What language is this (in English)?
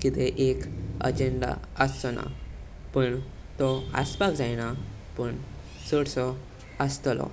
Konkani